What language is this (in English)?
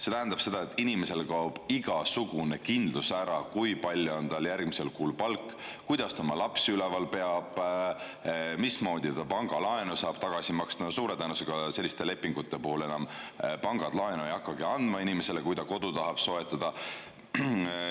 Estonian